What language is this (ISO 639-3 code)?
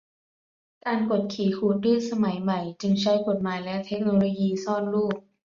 tha